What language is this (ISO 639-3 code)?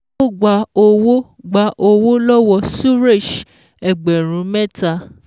yor